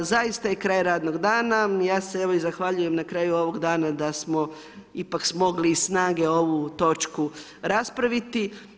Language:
Croatian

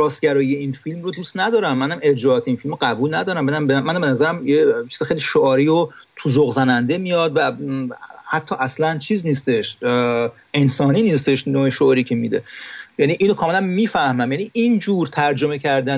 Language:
Persian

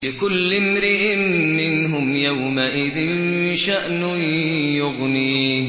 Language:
Arabic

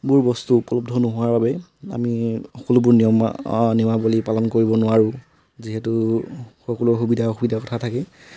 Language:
Assamese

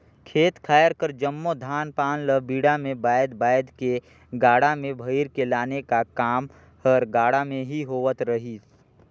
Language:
Chhattisgarhi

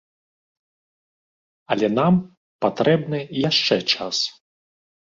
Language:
Belarusian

